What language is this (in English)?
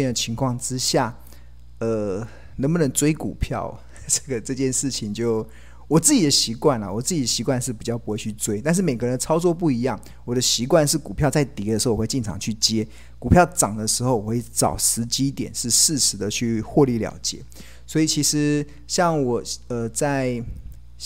Chinese